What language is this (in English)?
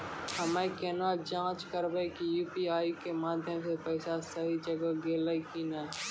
Maithili